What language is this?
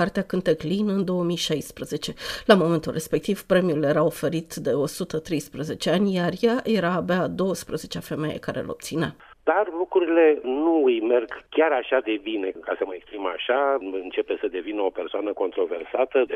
Romanian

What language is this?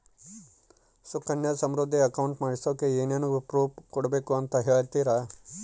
Kannada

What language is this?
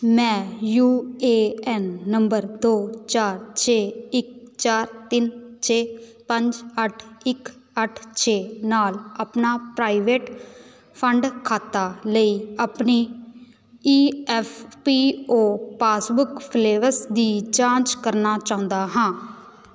Punjabi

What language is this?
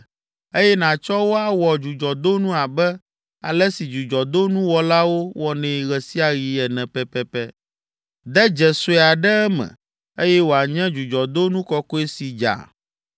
Ewe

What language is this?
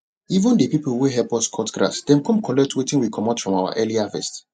Nigerian Pidgin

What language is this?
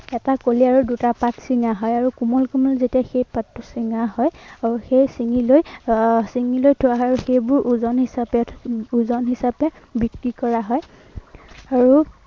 Assamese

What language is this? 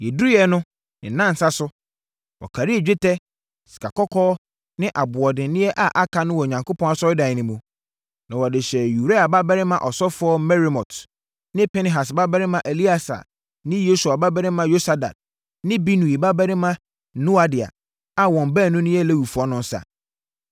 Akan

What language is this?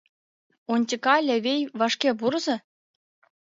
Mari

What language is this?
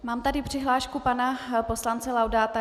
Czech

